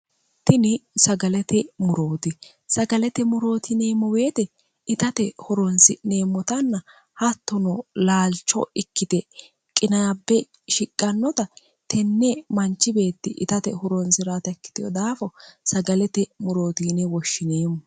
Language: Sidamo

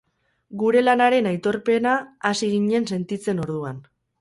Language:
Basque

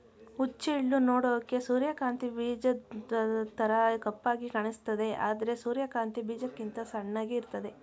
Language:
Kannada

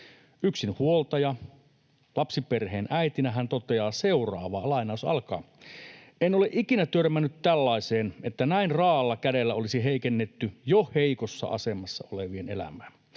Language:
Finnish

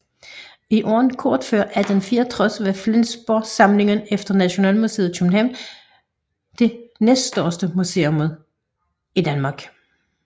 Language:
Danish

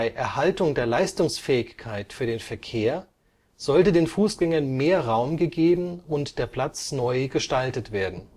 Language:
German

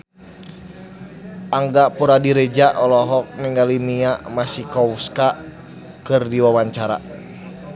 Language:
Sundanese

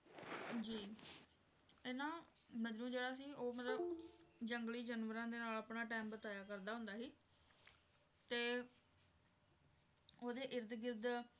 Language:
Punjabi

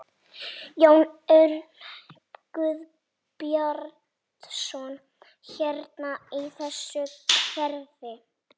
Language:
Icelandic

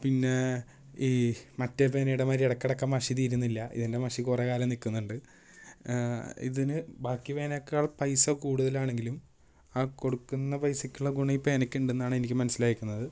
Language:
Malayalam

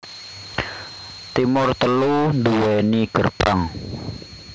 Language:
Javanese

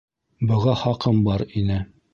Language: Bashkir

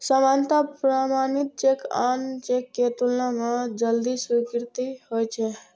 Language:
Maithili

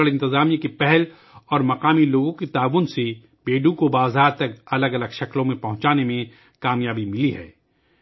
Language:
Urdu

